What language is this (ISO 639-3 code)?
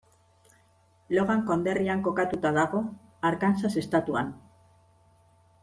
eus